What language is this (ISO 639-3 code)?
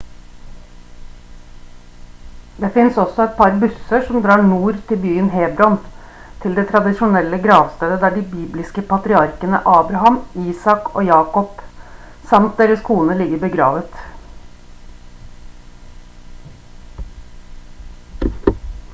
nob